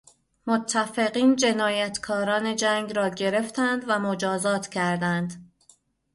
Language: Persian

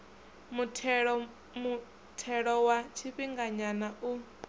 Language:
Venda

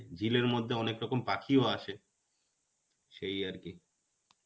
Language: Bangla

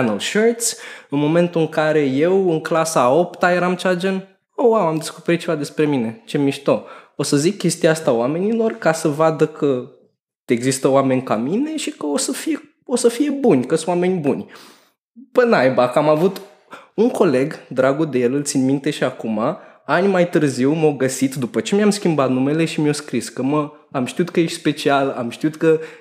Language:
Romanian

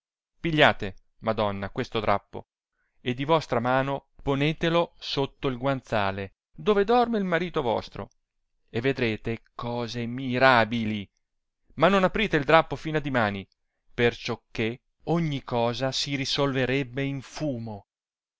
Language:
Italian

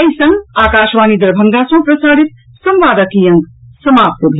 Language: Maithili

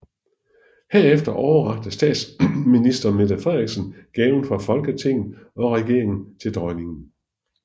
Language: Danish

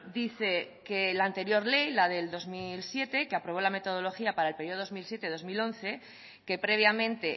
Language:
Spanish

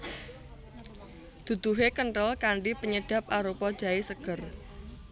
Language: Javanese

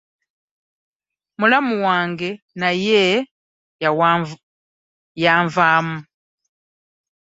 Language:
Ganda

